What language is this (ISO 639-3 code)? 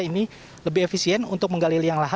ind